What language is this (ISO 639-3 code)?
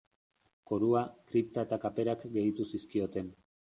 eus